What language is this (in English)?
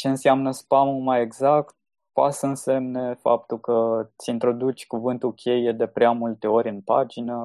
Romanian